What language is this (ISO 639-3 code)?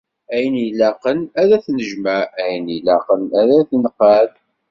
kab